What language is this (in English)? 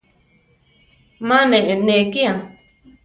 Central Tarahumara